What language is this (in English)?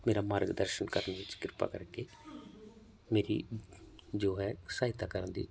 Punjabi